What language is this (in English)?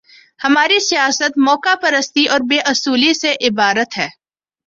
Urdu